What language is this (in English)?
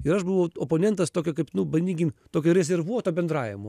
Lithuanian